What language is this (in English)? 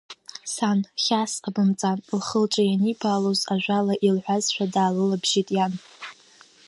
Abkhazian